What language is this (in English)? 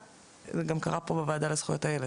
Hebrew